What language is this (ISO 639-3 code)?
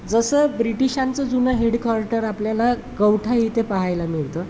mar